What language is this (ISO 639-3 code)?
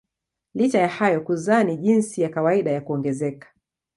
swa